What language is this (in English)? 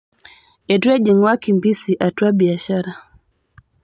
Masai